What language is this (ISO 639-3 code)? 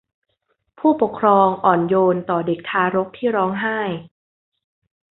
tha